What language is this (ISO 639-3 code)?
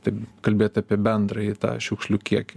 lit